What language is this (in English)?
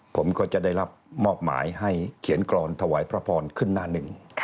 Thai